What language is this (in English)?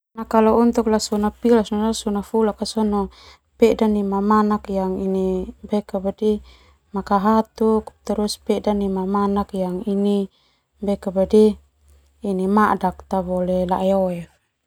Termanu